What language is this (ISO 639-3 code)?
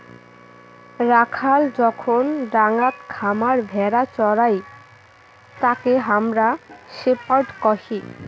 ben